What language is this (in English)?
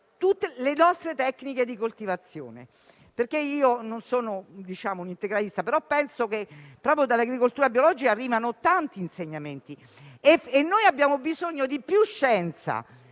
Italian